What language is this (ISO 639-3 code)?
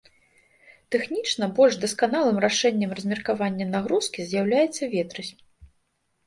bel